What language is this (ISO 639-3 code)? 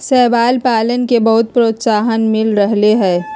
mag